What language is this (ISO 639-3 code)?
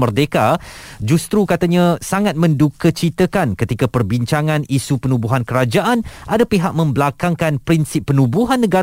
msa